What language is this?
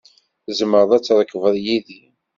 Kabyle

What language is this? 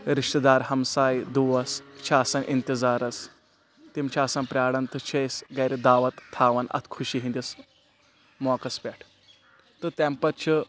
Kashmiri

